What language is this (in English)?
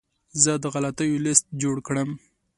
Pashto